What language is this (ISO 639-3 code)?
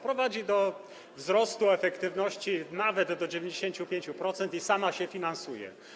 pol